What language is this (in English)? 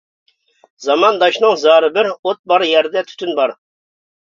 Uyghur